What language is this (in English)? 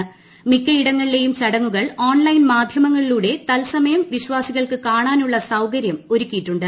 Malayalam